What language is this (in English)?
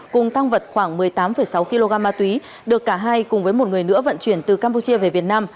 Vietnamese